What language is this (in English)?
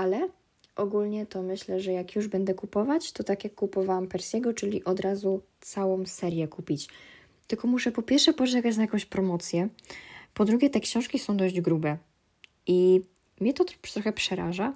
Polish